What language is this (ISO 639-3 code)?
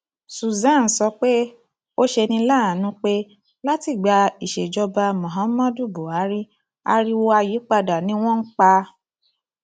yor